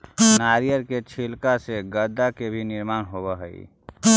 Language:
Magahi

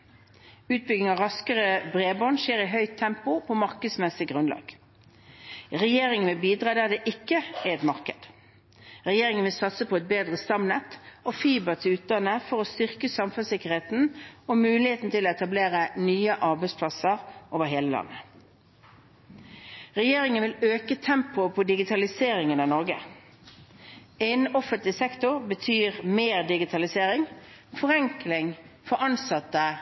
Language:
Norwegian Bokmål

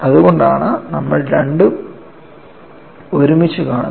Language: Malayalam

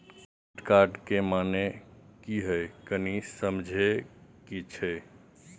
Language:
Maithili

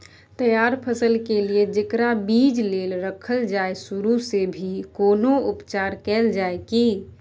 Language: Maithili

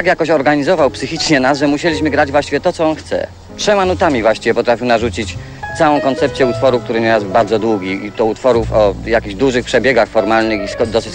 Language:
Polish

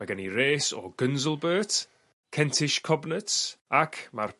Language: Welsh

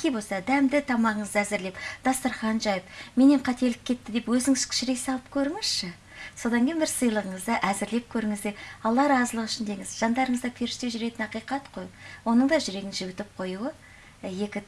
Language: Russian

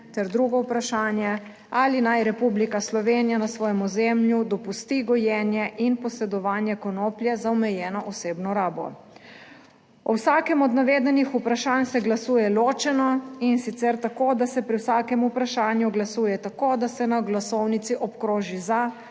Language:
Slovenian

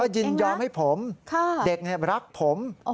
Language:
Thai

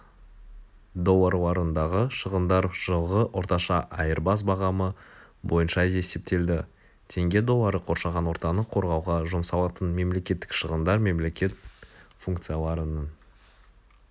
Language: Kazakh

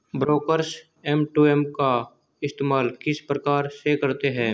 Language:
Hindi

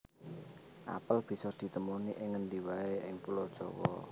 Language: Javanese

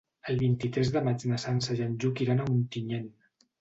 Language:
Catalan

